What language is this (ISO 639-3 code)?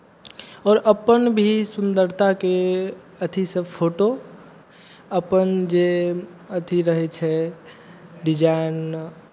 mai